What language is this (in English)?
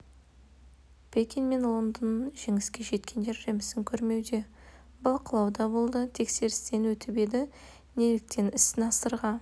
Kazakh